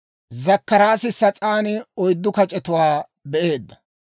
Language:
Dawro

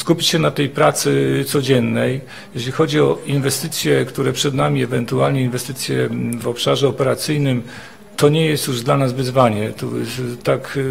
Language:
Polish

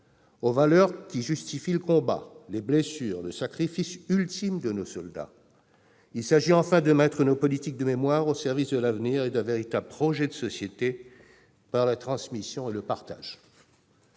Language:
French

